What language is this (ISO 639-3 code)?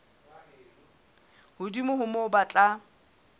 sot